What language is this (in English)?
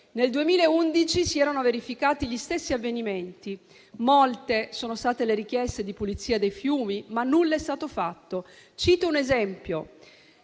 Italian